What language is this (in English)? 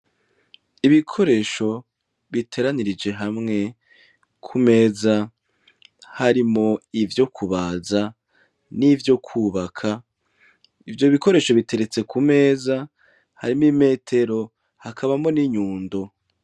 Rundi